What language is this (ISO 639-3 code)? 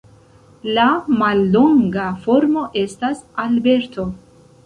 epo